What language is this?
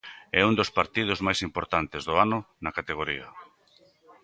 Galician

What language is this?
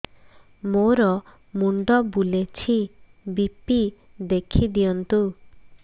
Odia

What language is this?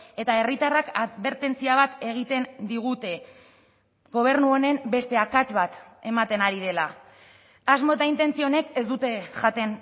Basque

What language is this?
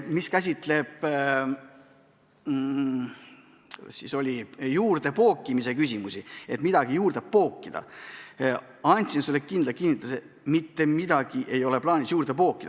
Estonian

